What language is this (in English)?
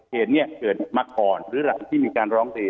Thai